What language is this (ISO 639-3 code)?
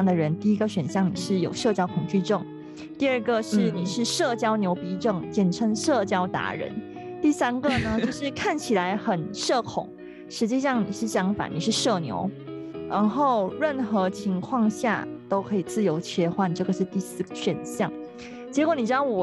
zho